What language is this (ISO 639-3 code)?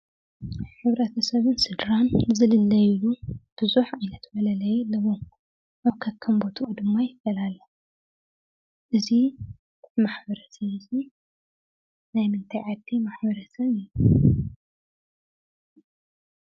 tir